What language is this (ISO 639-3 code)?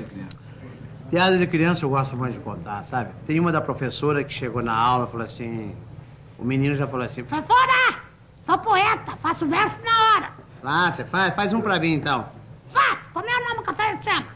por